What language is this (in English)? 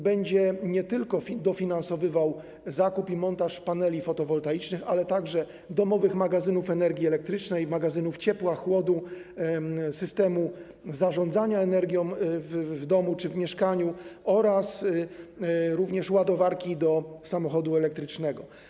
Polish